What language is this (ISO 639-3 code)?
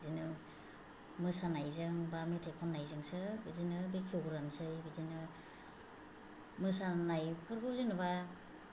brx